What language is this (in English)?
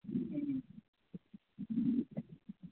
Manipuri